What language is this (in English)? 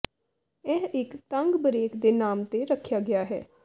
Punjabi